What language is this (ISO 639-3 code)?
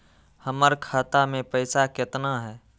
mag